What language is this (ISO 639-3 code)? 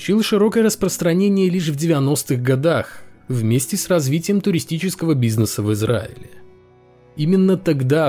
rus